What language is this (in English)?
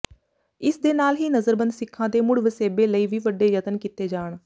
Punjabi